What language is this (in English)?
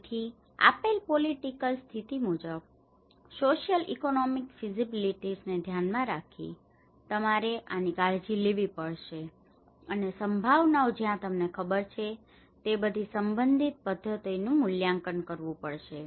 Gujarati